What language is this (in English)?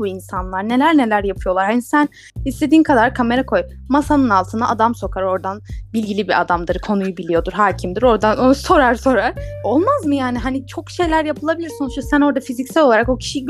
Turkish